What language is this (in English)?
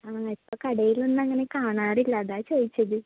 Malayalam